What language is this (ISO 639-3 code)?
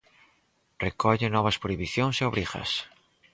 glg